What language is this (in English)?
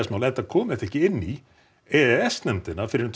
Icelandic